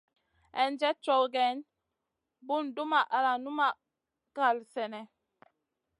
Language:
Masana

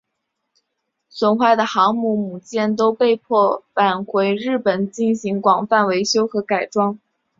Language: Chinese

